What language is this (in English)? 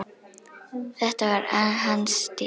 Icelandic